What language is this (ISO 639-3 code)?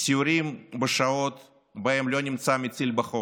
heb